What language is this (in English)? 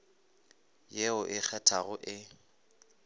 Northern Sotho